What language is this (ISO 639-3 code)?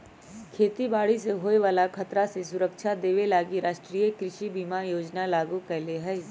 mag